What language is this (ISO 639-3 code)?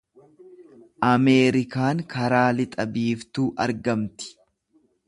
orm